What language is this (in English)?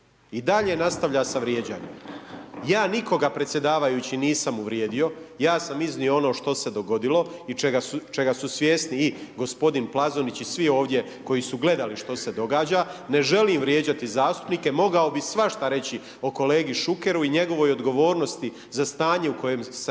Croatian